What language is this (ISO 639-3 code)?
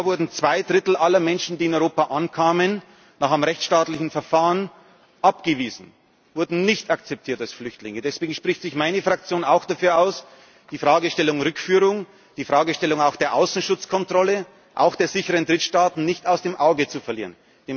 deu